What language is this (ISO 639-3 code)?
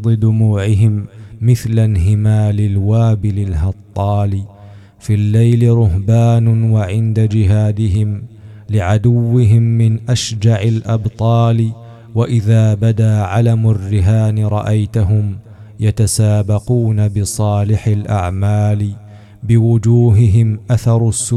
ara